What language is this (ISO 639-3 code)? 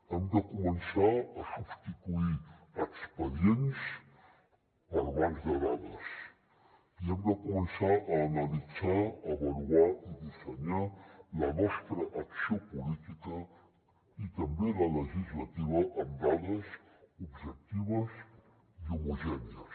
cat